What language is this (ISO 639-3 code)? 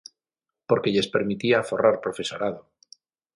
glg